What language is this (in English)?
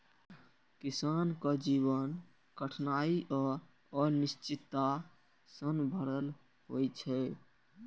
Maithili